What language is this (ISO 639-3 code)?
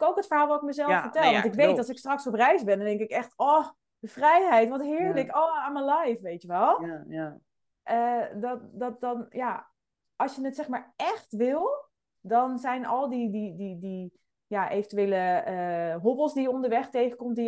nld